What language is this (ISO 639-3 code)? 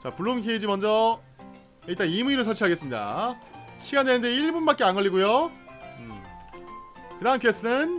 kor